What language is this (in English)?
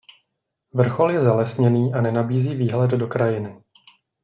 Czech